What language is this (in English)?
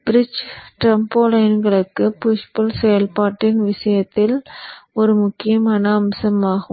Tamil